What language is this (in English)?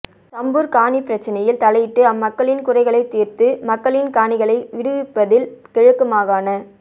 Tamil